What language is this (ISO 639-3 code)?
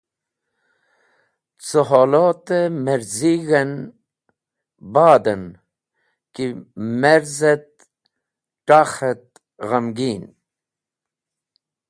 wbl